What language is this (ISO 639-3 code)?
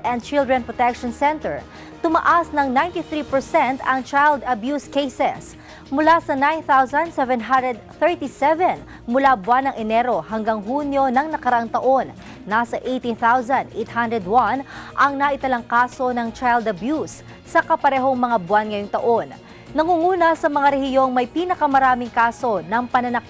fil